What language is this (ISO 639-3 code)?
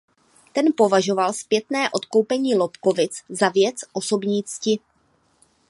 ces